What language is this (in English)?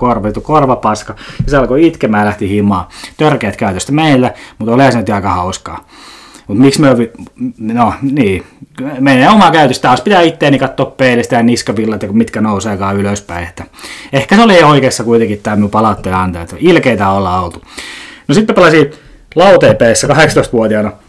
Finnish